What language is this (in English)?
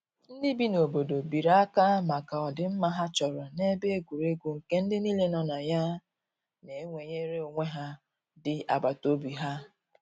Igbo